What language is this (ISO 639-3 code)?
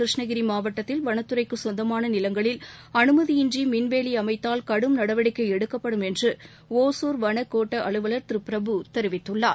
tam